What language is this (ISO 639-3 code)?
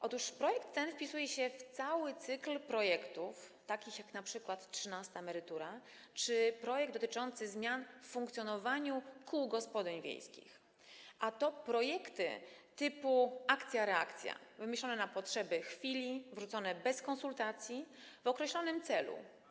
pol